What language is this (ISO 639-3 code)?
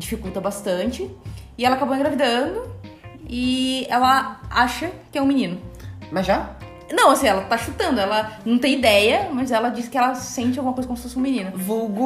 por